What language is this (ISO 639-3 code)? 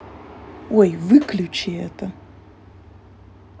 rus